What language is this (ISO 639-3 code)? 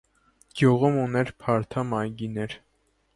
hye